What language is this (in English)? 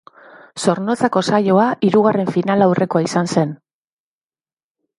Basque